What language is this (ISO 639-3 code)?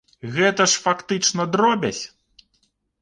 bel